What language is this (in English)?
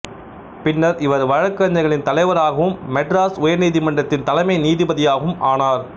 Tamil